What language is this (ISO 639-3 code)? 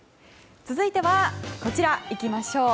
jpn